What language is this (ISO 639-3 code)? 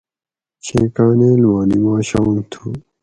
gwc